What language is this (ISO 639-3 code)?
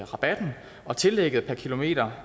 dan